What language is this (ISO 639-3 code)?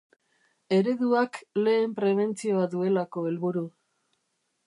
eus